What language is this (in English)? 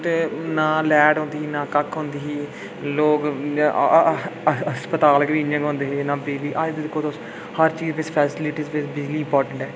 Dogri